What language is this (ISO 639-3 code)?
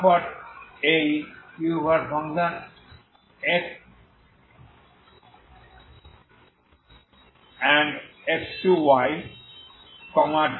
ben